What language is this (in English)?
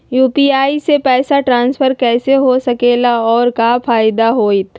Magahi